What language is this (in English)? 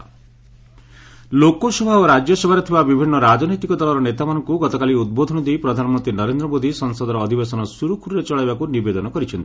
Odia